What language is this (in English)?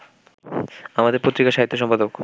Bangla